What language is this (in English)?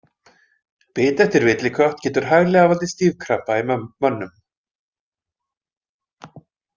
Icelandic